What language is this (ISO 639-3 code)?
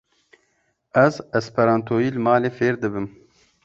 kur